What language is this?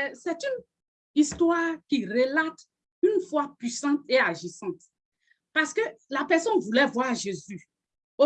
French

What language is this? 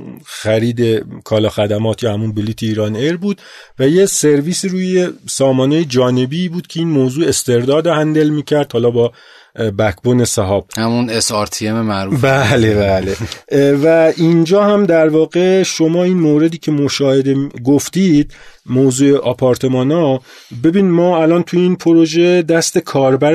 Persian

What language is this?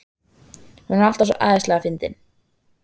Icelandic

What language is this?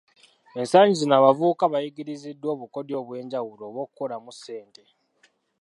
Ganda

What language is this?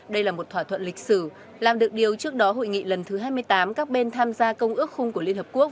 Vietnamese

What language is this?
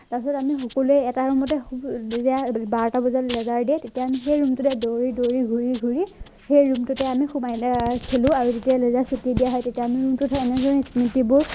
Assamese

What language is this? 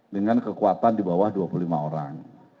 Indonesian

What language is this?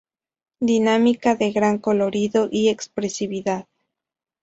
Spanish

